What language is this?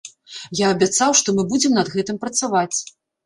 Belarusian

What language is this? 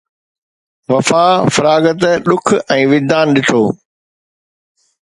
Sindhi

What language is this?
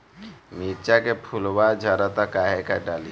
Bhojpuri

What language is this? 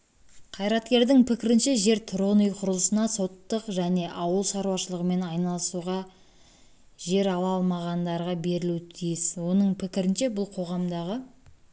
Kazakh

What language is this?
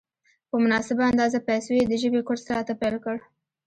Pashto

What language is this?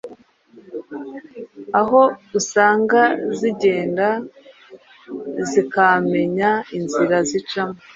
Kinyarwanda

